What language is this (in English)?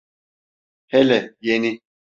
Turkish